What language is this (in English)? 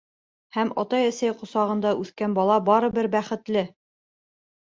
Bashkir